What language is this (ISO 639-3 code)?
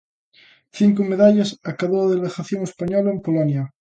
glg